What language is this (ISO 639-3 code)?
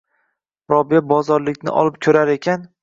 uzb